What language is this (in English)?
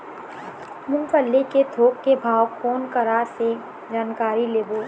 Chhattisgarhi